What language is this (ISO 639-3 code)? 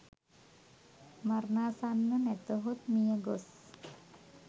sin